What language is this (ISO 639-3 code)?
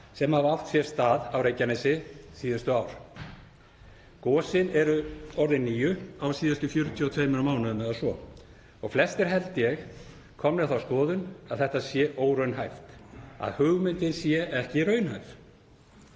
isl